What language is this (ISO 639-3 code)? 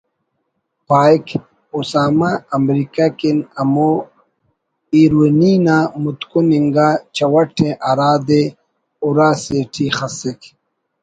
brh